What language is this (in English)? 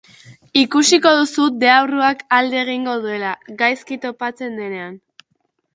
Basque